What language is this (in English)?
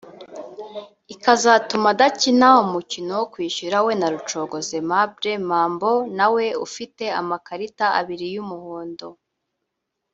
Kinyarwanda